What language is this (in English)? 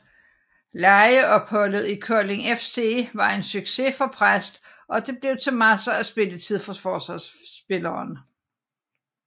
Danish